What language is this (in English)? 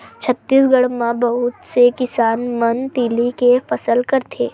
Chhattisgarhi